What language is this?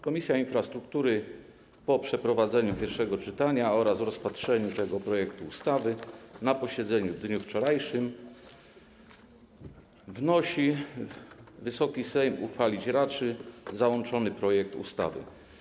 Polish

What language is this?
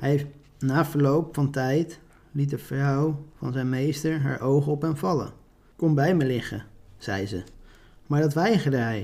Dutch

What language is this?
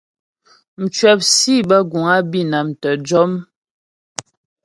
Ghomala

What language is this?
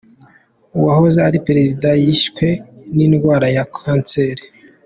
Kinyarwanda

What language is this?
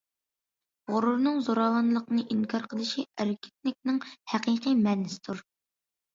Uyghur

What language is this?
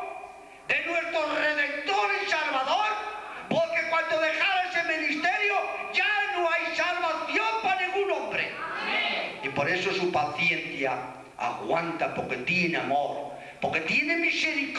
Spanish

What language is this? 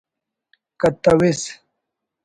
Brahui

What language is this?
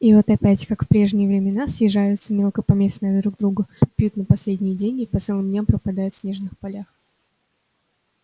Russian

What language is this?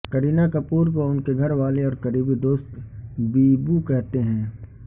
Urdu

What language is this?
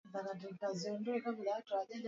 Swahili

